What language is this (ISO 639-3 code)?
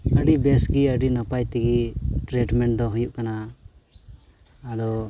sat